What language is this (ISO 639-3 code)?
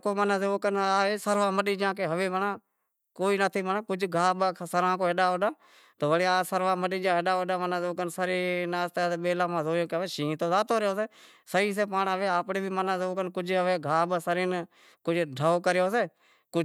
kxp